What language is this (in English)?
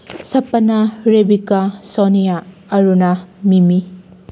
Manipuri